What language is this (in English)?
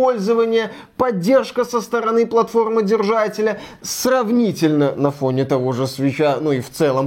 Russian